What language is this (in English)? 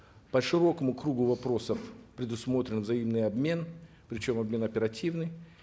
Kazakh